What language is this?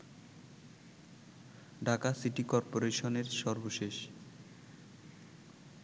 Bangla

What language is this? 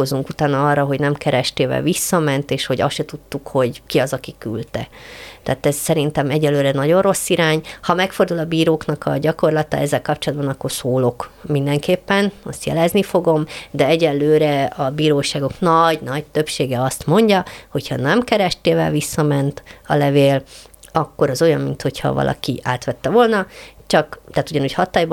Hungarian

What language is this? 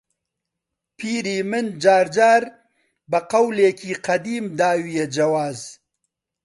Central Kurdish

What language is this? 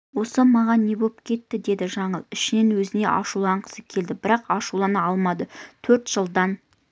Kazakh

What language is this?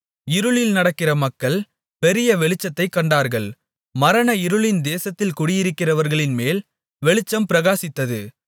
Tamil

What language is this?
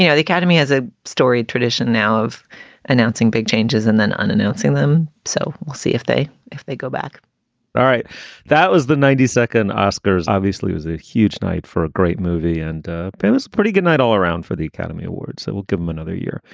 English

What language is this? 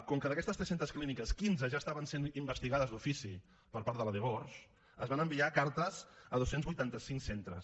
Catalan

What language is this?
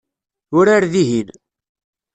Kabyle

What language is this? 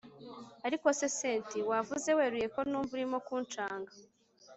Kinyarwanda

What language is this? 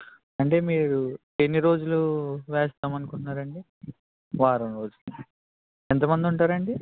Telugu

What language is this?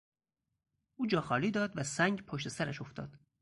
Persian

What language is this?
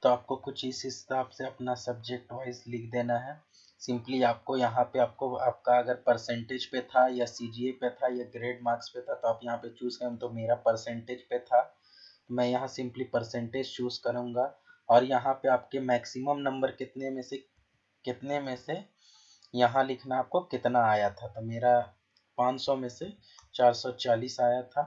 Hindi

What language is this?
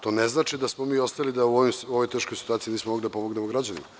Serbian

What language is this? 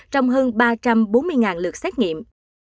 Vietnamese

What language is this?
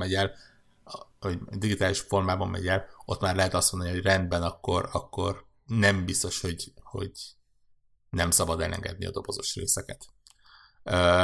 Hungarian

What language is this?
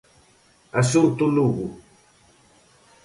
Galician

